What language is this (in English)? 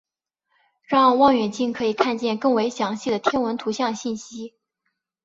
Chinese